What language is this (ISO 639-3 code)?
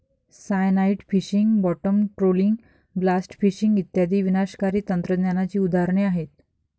mar